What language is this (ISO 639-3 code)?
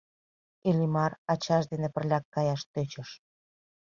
chm